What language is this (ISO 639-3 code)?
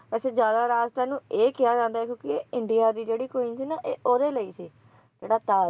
pan